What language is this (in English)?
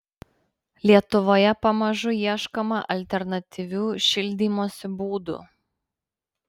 Lithuanian